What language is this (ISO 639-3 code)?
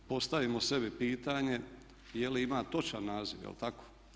hrv